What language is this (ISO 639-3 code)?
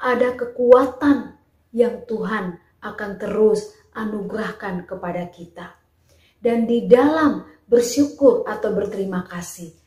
ind